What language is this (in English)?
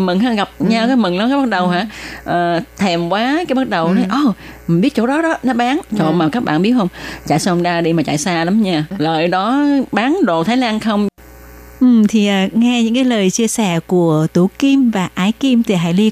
Vietnamese